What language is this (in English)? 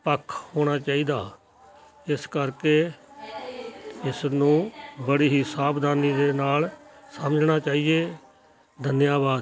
Punjabi